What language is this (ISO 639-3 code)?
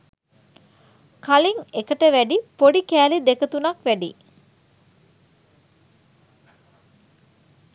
sin